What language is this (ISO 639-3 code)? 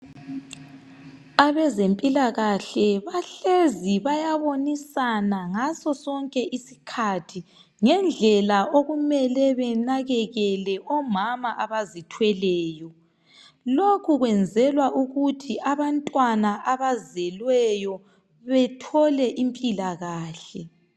nde